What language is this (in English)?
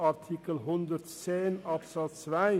Swiss German